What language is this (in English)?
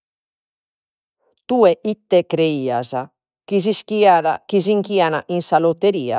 Sardinian